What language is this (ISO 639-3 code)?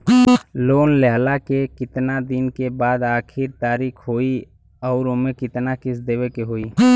bho